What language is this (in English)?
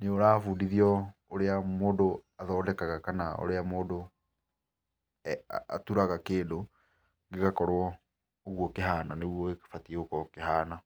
Kikuyu